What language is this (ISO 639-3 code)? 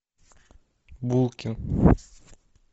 rus